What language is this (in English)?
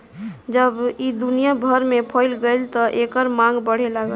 Bhojpuri